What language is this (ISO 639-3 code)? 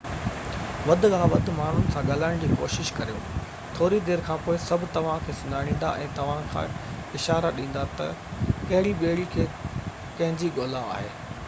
snd